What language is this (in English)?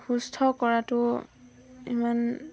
Assamese